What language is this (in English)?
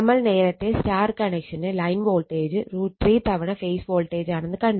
Malayalam